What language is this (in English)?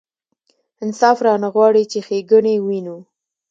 Pashto